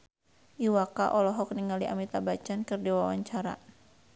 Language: Sundanese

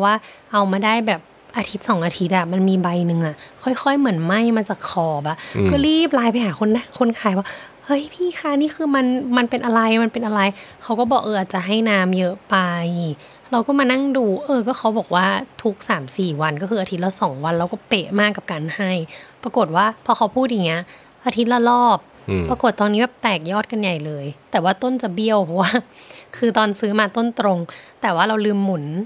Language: Thai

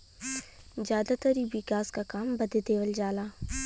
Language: Bhojpuri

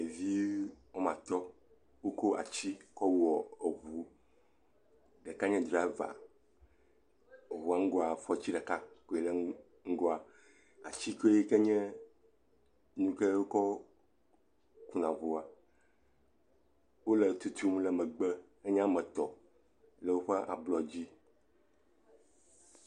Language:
Ewe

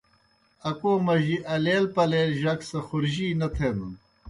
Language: Kohistani Shina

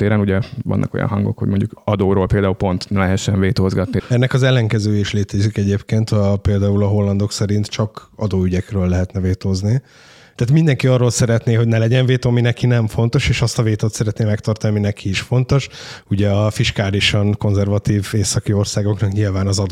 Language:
Hungarian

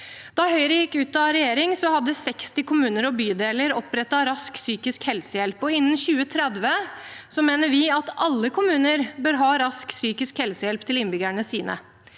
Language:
Norwegian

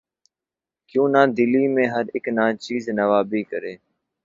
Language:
Urdu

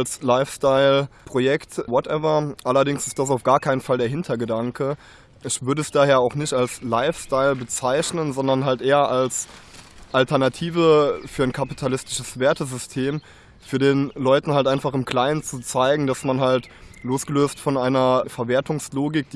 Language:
German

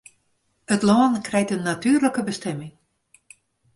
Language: Western Frisian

